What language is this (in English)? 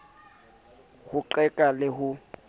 Southern Sotho